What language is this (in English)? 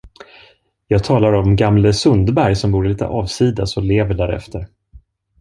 Swedish